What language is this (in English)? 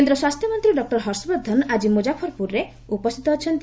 Odia